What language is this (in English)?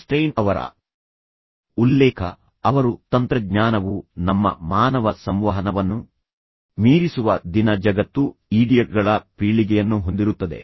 Kannada